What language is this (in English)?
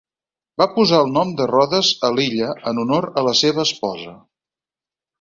Catalan